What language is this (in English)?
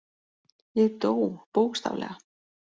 Icelandic